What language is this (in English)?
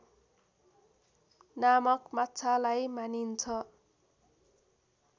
Nepali